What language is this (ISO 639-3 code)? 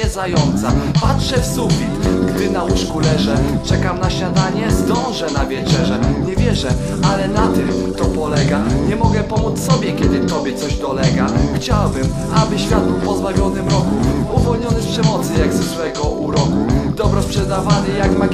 pol